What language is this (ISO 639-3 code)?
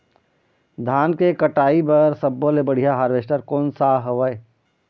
hne